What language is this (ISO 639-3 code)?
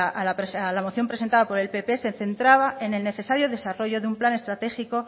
spa